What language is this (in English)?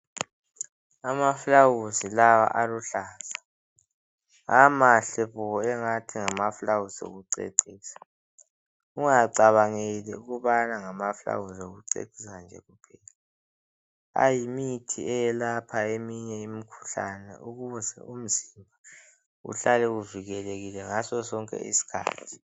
North Ndebele